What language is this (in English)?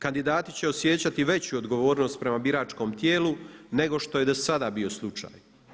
Croatian